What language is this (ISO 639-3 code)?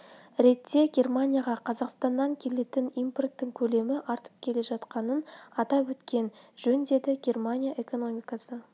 kaz